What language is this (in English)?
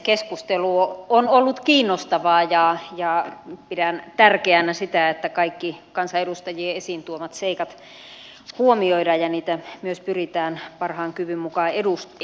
Finnish